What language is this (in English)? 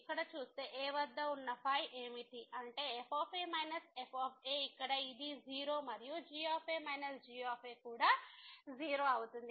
Telugu